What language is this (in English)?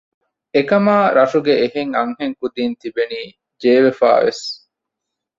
Divehi